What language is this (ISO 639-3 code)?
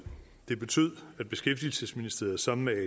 dan